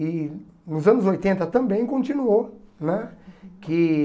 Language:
Portuguese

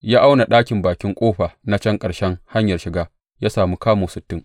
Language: Hausa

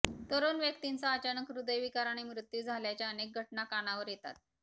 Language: Marathi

